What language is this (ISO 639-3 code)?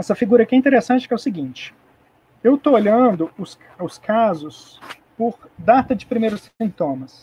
por